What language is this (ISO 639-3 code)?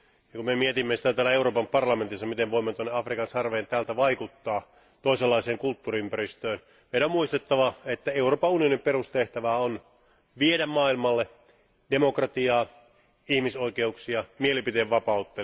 fin